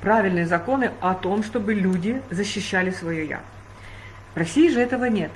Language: Russian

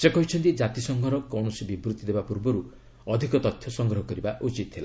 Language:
Odia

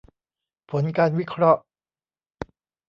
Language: Thai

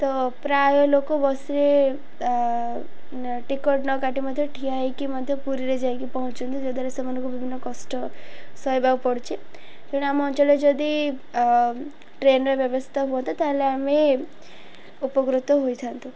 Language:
Odia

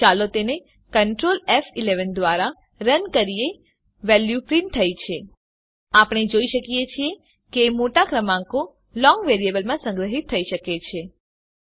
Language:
Gujarati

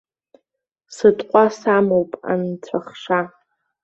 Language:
Abkhazian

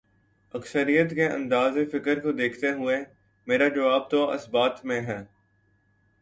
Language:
Urdu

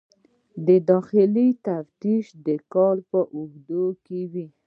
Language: Pashto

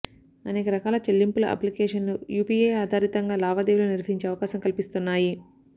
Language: Telugu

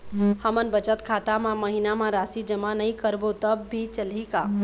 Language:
Chhattisgarhi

